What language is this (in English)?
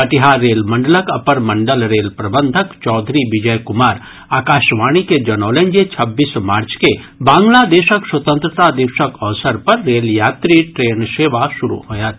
Maithili